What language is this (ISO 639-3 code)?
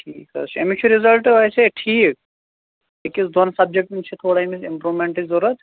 kas